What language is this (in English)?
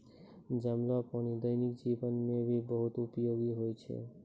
Maithili